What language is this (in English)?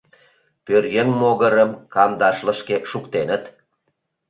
Mari